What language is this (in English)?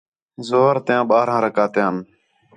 Khetrani